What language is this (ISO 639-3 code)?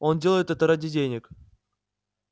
rus